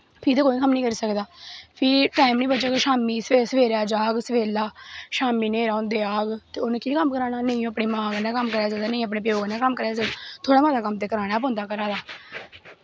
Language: Dogri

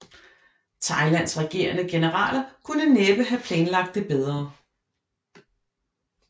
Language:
Danish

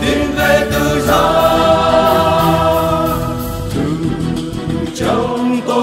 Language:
Romanian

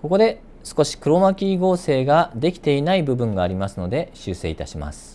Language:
Japanese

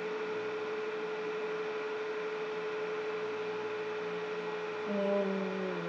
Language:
English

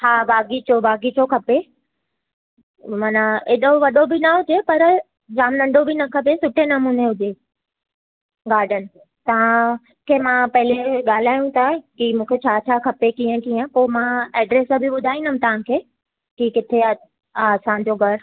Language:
Sindhi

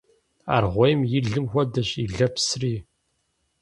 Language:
Kabardian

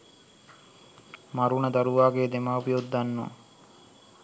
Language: Sinhala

